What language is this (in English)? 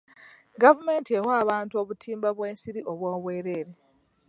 Ganda